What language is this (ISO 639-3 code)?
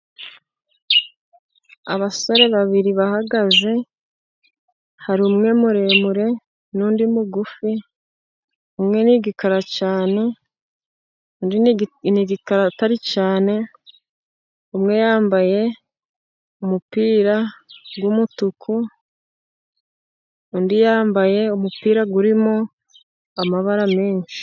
kin